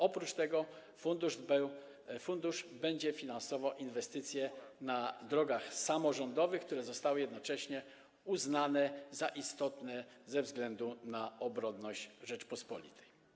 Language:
Polish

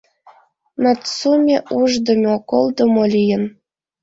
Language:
Mari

